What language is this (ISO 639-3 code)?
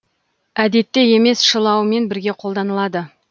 kaz